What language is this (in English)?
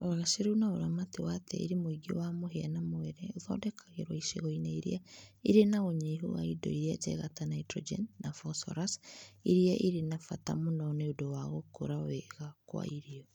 Kikuyu